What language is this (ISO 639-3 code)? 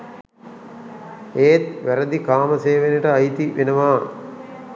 sin